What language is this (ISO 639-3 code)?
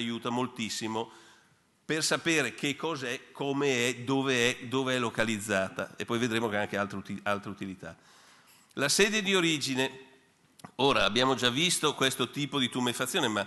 ita